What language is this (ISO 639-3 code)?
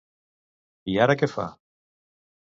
cat